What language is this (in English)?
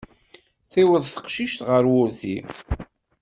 Kabyle